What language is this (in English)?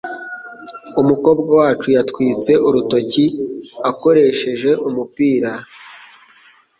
Kinyarwanda